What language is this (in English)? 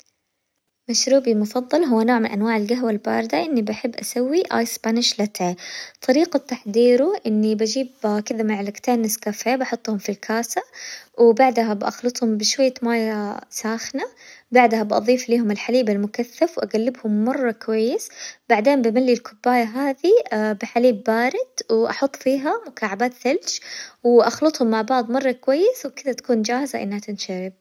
Hijazi Arabic